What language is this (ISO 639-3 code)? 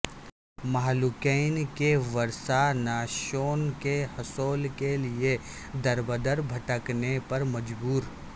urd